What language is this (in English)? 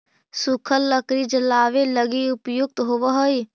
Magahi